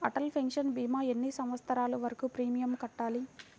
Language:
Telugu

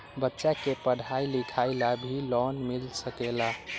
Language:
Magahi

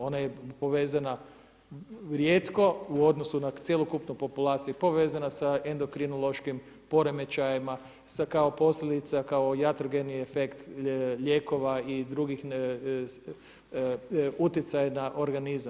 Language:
Croatian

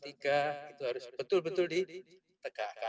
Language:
Indonesian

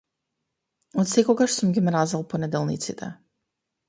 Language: Macedonian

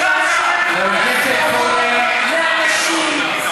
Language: Hebrew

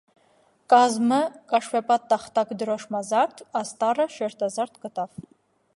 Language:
Armenian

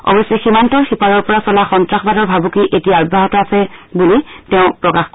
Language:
Assamese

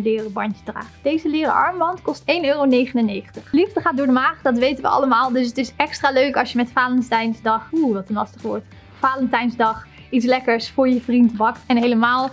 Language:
Dutch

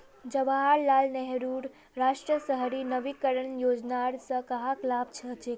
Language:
Magahi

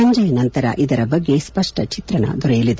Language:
Kannada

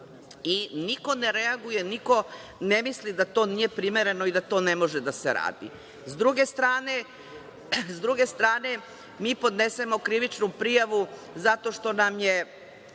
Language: Serbian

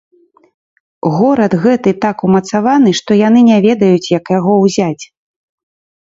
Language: Belarusian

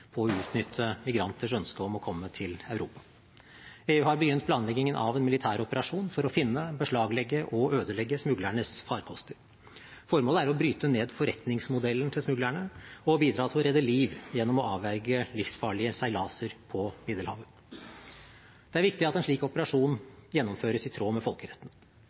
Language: Norwegian Bokmål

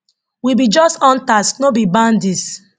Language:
Nigerian Pidgin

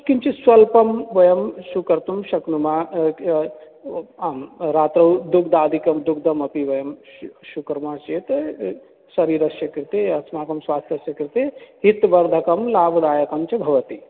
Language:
Sanskrit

